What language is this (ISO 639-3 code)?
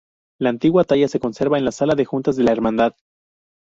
spa